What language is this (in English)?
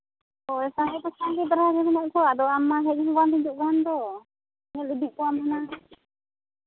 Santali